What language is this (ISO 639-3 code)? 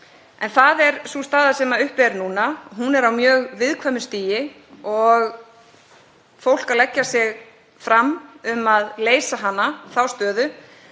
isl